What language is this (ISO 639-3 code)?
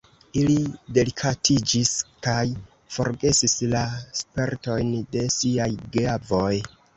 epo